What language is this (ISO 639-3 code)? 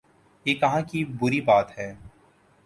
urd